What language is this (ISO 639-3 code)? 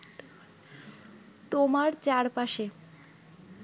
ben